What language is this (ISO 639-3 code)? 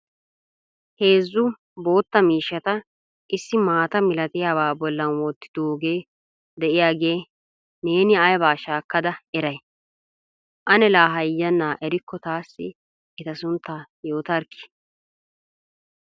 wal